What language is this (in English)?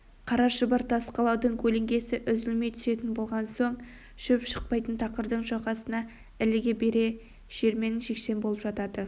Kazakh